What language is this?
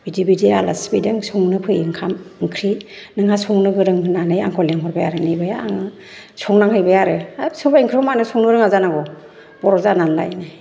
Bodo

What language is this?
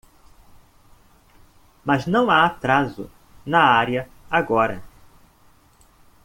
Portuguese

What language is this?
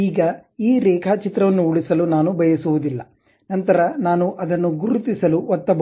Kannada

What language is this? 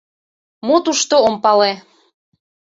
Mari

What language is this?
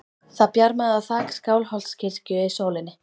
Icelandic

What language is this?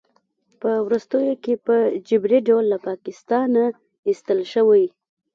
Pashto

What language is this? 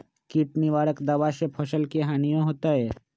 Magahi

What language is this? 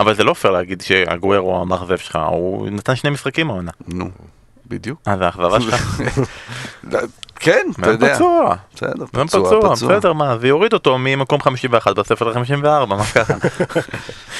Hebrew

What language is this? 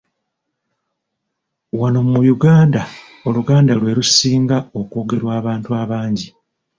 Ganda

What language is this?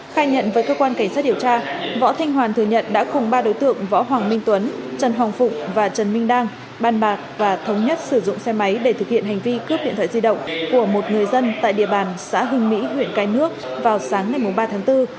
Vietnamese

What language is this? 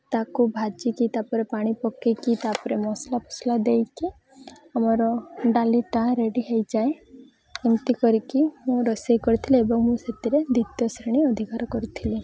Odia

